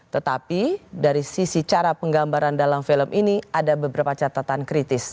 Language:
Indonesian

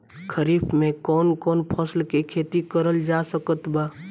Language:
Bhojpuri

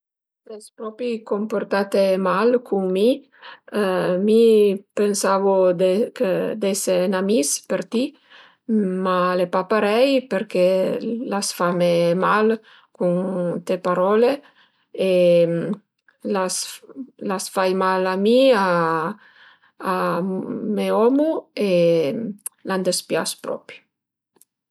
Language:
Piedmontese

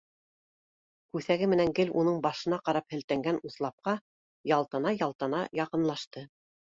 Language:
Bashkir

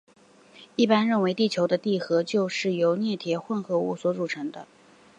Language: Chinese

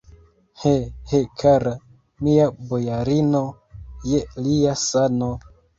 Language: Esperanto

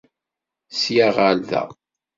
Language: Kabyle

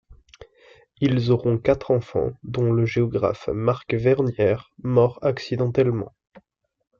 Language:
French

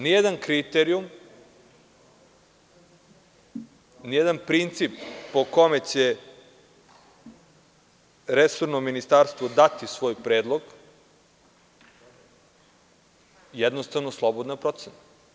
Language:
Serbian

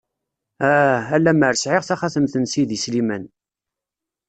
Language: Kabyle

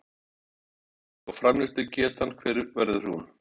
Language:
Icelandic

